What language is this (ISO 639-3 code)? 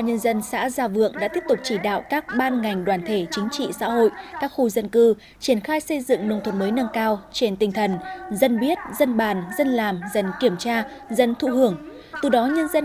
vie